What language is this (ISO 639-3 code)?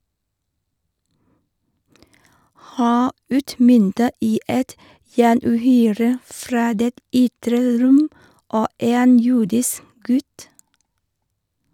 nor